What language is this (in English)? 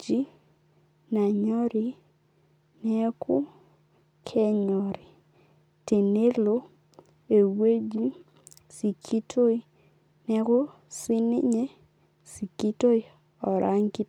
Masai